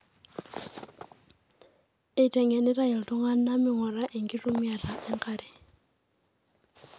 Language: Masai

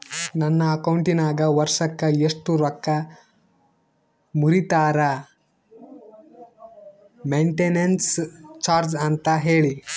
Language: Kannada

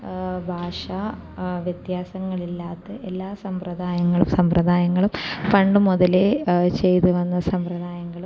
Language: Malayalam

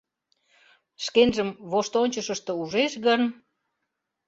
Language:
Mari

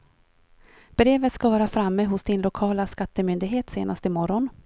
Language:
Swedish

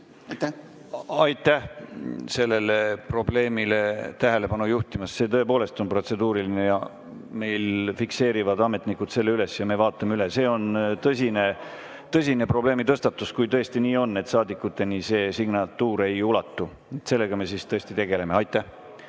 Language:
Estonian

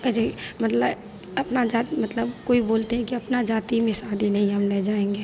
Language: Hindi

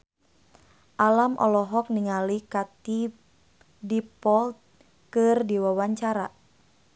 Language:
Sundanese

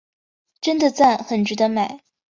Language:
Chinese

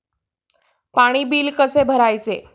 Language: Marathi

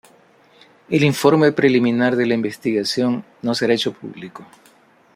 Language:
Spanish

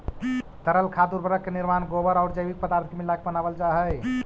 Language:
Magahi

